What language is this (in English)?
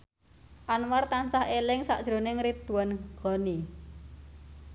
Javanese